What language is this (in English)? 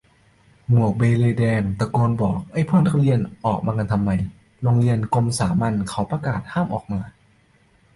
Thai